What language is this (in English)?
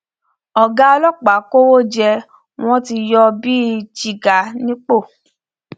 Yoruba